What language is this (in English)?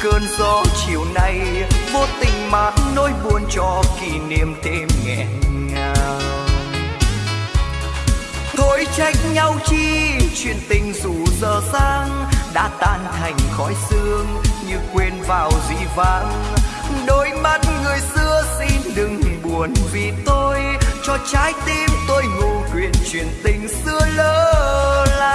Vietnamese